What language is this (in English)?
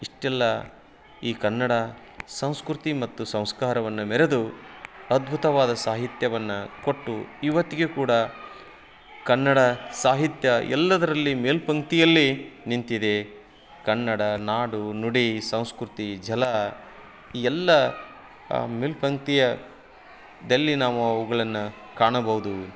Kannada